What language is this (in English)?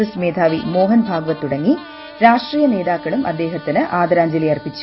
Malayalam